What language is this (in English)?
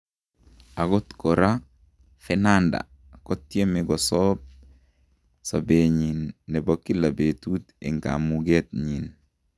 Kalenjin